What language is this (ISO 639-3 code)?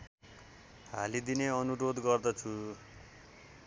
nep